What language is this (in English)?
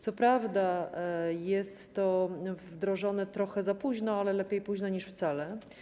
Polish